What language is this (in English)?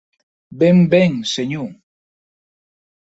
Occitan